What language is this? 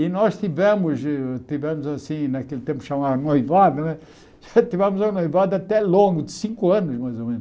Portuguese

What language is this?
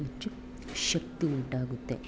Kannada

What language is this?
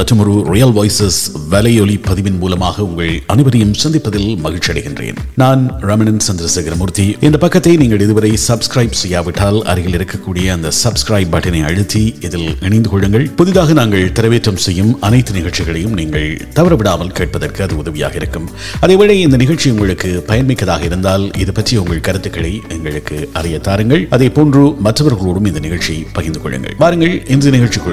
Tamil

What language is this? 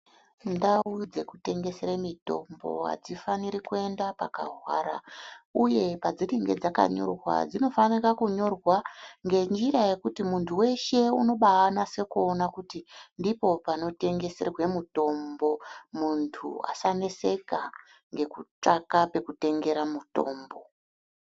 Ndau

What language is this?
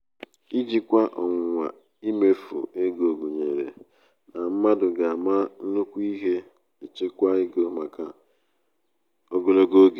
Igbo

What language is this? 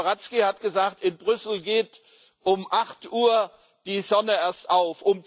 German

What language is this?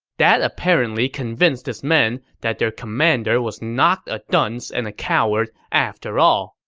English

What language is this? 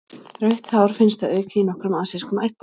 Icelandic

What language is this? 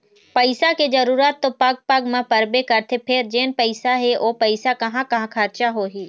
Chhattisgarhi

